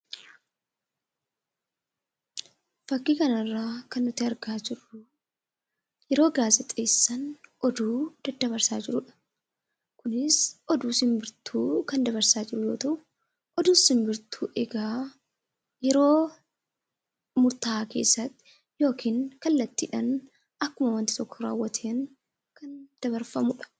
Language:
Oromo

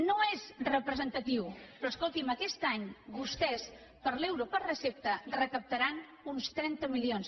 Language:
Catalan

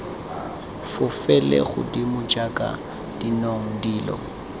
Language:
Tswana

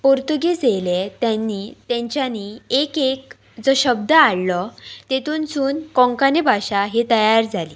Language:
Konkani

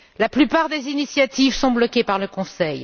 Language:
French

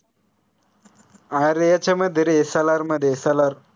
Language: Marathi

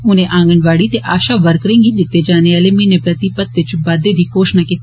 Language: Dogri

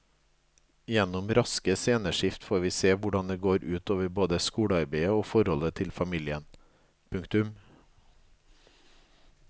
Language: Norwegian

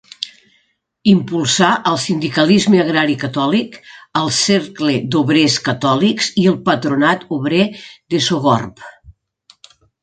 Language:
Catalan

